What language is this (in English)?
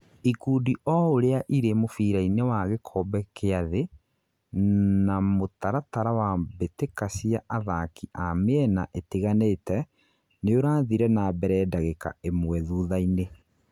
Kikuyu